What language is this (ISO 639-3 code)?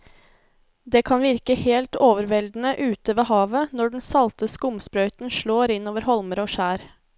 nor